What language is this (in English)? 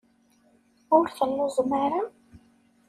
Kabyle